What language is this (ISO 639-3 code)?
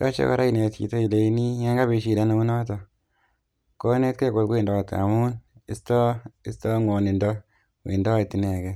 kln